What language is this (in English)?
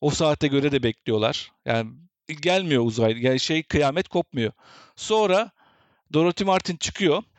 Turkish